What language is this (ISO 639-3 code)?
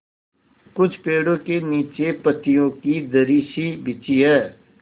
hin